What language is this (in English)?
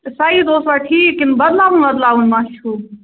Kashmiri